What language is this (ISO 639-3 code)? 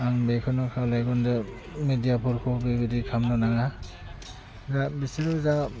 brx